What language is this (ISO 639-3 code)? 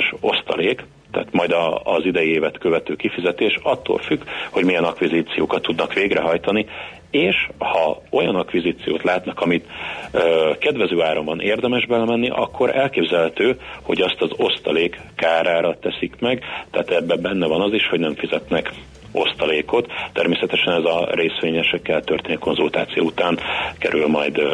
hun